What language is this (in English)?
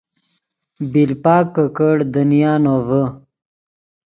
Yidgha